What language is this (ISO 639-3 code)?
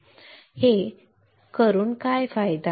mar